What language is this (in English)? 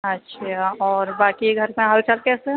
Urdu